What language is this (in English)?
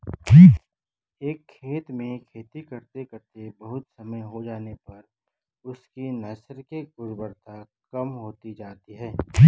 Hindi